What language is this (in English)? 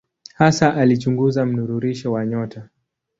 Swahili